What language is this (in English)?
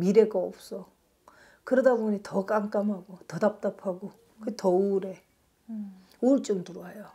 Korean